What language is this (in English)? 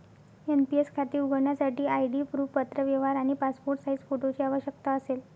Marathi